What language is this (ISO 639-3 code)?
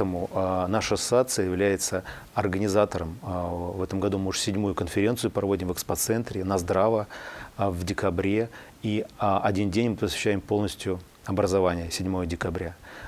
rus